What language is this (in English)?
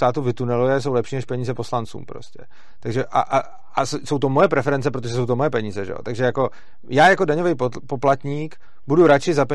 Czech